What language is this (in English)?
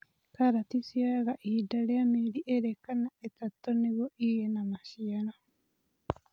Kikuyu